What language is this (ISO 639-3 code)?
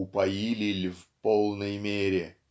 rus